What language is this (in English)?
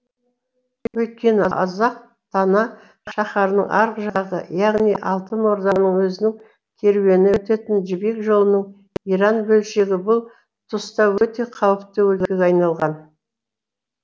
Kazakh